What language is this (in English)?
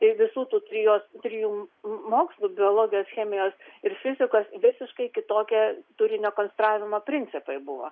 Lithuanian